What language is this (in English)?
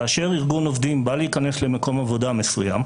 Hebrew